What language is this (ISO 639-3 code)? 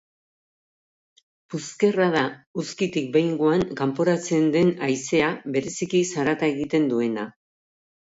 eus